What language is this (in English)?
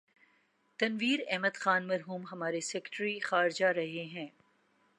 Urdu